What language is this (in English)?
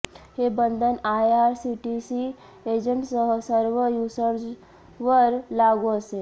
Marathi